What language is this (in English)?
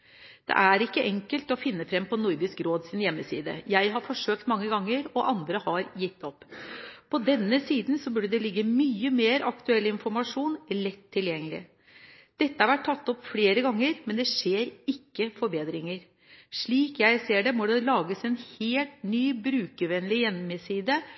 Norwegian Bokmål